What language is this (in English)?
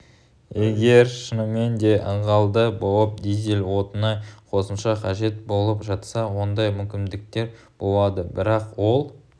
Kazakh